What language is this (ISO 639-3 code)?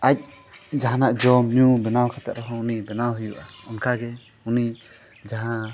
sat